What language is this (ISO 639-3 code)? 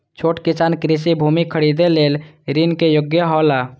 mai